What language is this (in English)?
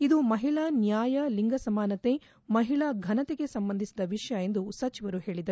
Kannada